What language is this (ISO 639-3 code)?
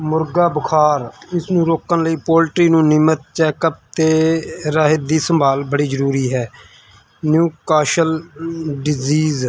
pan